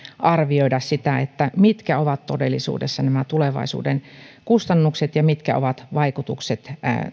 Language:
Finnish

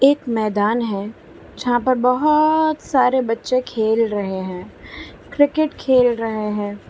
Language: Hindi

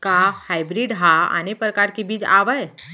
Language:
Chhattisgarhi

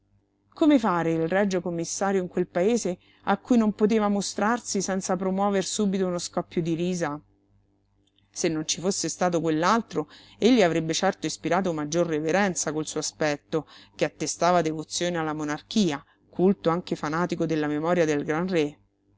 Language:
Italian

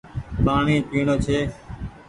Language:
Goaria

